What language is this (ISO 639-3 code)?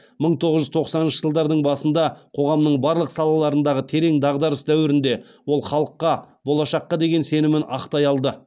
kaz